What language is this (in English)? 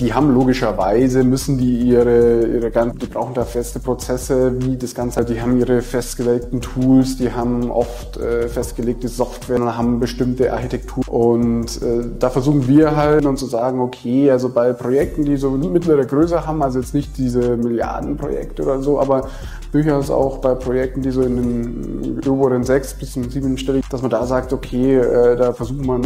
German